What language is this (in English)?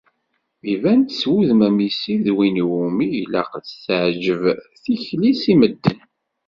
Kabyle